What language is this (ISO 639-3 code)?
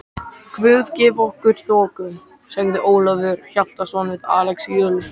isl